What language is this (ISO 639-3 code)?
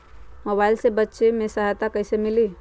mag